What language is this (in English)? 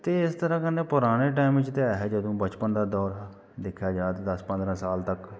Dogri